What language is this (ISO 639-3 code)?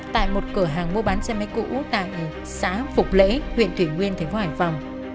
vie